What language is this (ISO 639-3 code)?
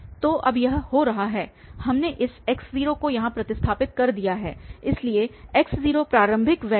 hin